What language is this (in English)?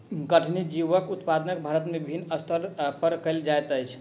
Maithili